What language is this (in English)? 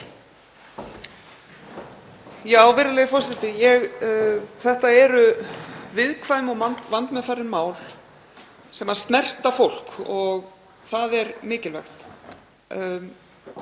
Icelandic